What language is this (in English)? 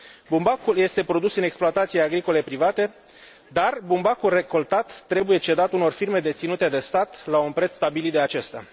Romanian